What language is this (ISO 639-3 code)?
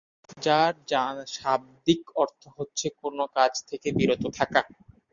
ben